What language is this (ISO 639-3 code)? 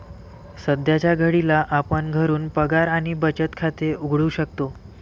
mar